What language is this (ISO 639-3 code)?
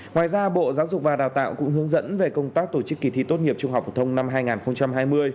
vie